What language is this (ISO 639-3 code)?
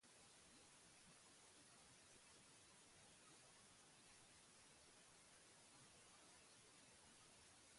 eus